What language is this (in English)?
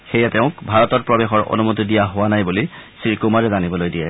Assamese